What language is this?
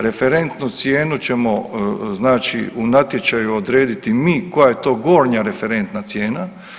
Croatian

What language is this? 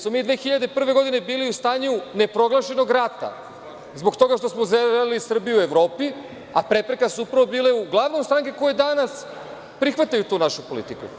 Serbian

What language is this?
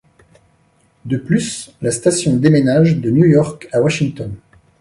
French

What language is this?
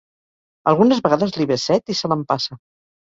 Catalan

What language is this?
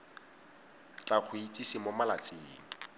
Tswana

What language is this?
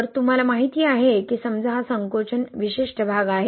Marathi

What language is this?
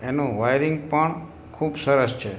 Gujarati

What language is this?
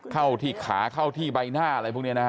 Thai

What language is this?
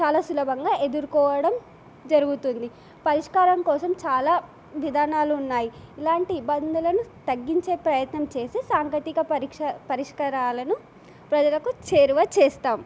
Telugu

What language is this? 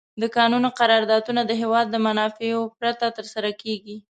Pashto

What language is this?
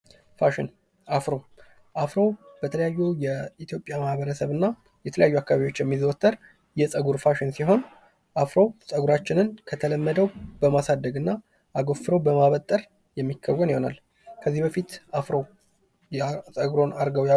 Amharic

